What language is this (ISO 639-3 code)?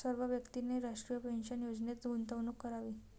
mar